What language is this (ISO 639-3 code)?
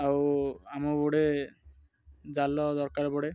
ori